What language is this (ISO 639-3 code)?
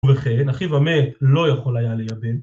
heb